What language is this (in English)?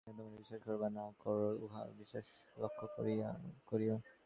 Bangla